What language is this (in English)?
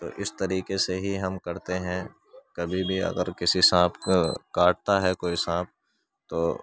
Urdu